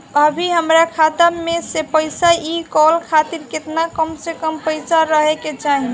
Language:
Bhojpuri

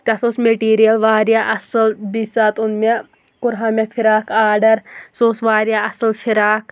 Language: Kashmiri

